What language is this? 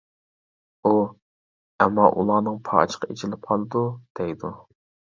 Uyghur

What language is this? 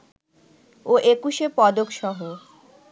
Bangla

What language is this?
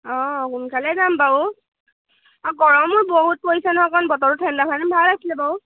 Assamese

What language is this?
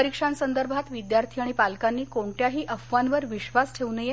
Marathi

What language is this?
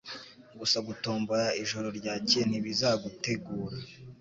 Kinyarwanda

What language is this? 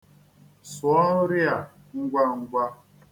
Igbo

